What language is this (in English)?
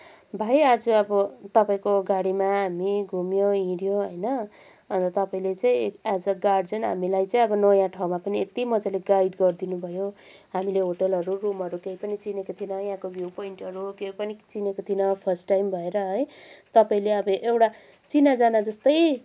Nepali